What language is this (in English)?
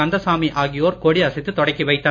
Tamil